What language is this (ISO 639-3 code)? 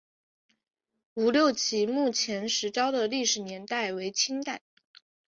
zho